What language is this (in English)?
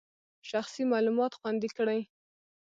Pashto